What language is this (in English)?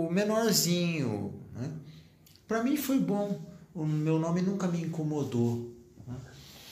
Portuguese